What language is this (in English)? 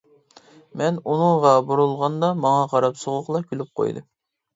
Uyghur